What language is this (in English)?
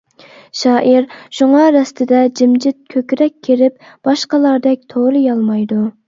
Uyghur